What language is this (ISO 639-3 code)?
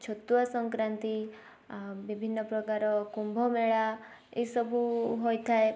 ori